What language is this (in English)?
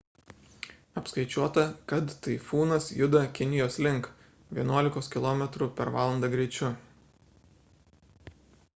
Lithuanian